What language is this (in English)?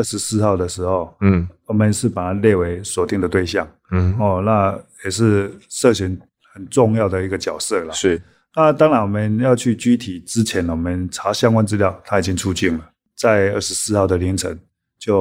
Chinese